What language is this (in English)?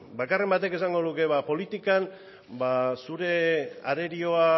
Basque